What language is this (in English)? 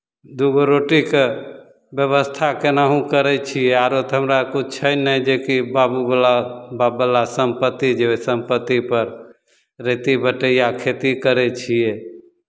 Maithili